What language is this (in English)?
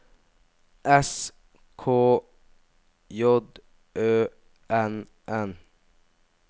Norwegian